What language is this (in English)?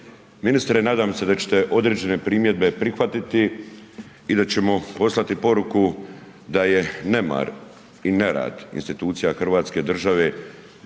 Croatian